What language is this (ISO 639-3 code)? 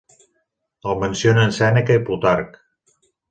cat